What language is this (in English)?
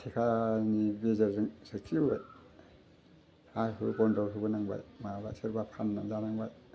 Bodo